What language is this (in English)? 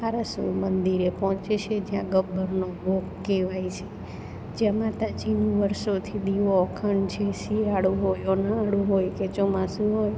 Gujarati